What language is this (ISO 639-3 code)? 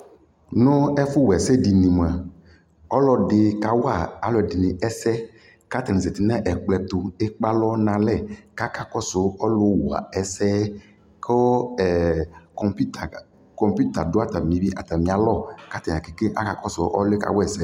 kpo